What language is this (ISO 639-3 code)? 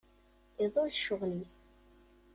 kab